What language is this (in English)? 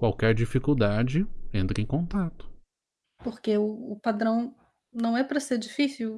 Portuguese